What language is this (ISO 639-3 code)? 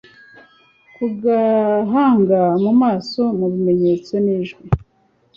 kin